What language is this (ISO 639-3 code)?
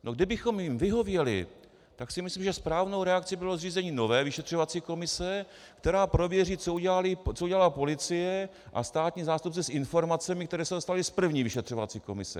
ces